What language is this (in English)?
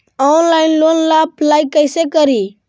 Magahi